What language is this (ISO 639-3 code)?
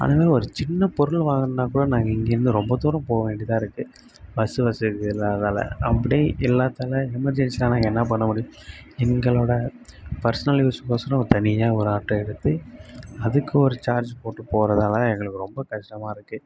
tam